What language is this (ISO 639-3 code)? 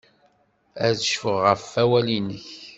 kab